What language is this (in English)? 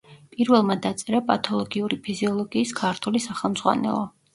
Georgian